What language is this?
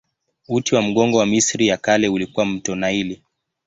Swahili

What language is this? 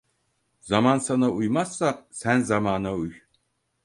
Turkish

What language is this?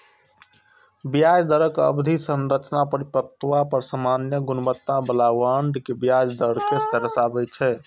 Maithili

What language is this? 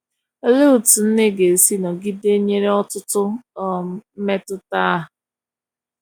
Igbo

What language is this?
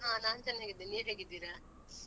Kannada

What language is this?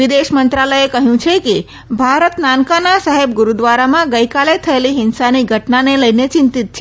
Gujarati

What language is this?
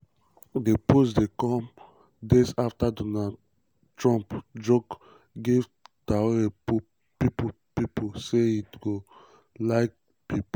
Nigerian Pidgin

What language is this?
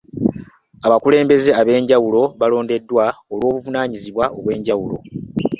Ganda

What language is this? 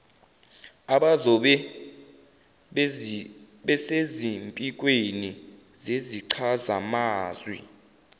Zulu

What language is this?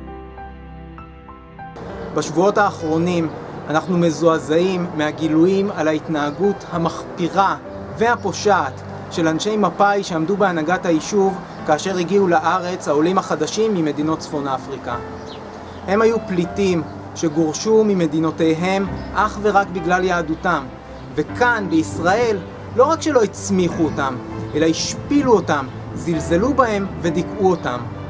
Hebrew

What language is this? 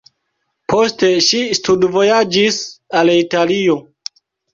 Esperanto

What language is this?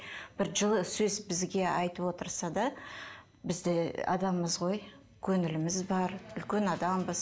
Kazakh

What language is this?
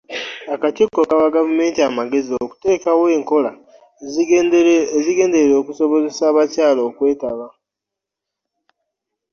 Ganda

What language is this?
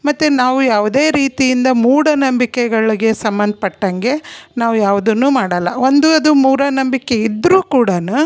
Kannada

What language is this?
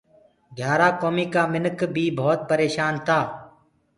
Gurgula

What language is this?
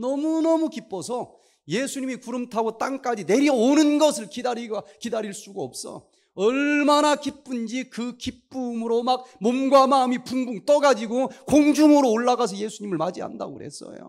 Korean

